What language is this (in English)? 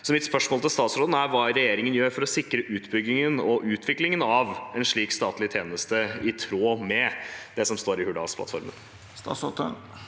Norwegian